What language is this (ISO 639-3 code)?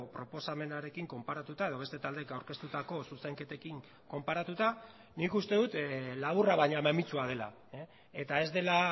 eus